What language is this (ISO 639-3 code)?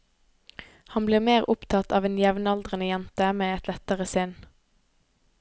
nor